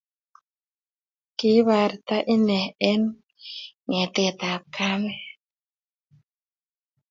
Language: Kalenjin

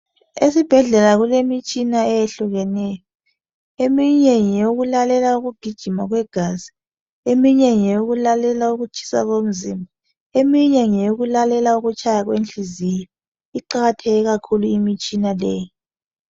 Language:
North Ndebele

